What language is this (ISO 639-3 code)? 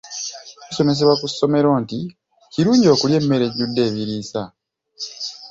lug